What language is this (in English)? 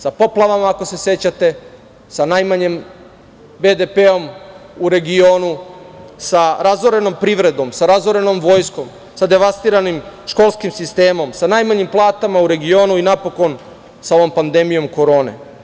Serbian